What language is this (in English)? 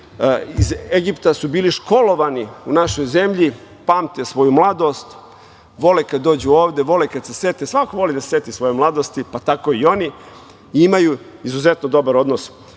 Serbian